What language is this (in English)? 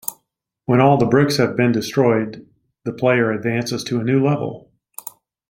English